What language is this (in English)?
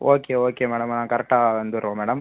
Tamil